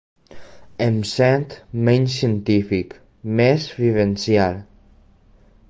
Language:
Catalan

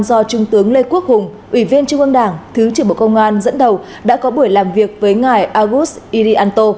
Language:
Vietnamese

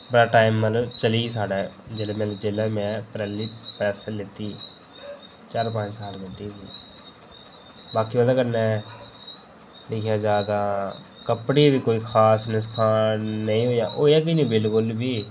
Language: Dogri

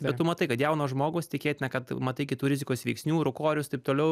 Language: Lithuanian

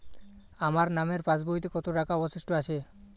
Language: Bangla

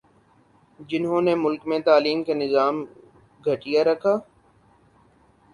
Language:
Urdu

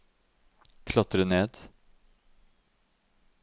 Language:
Norwegian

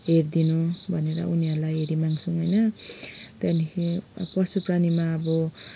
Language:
Nepali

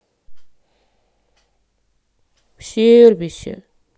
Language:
Russian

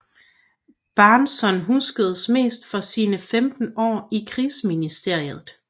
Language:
Danish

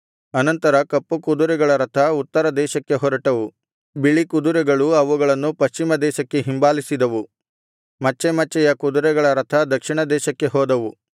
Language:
Kannada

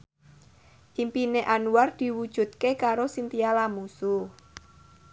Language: Javanese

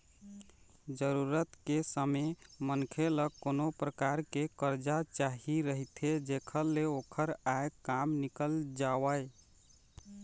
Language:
Chhattisgarhi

